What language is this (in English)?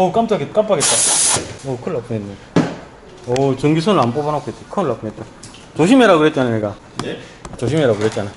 Korean